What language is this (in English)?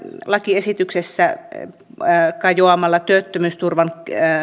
Finnish